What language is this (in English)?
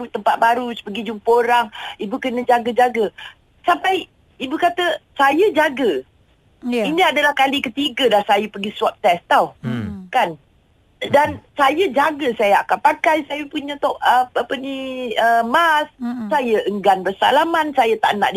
Malay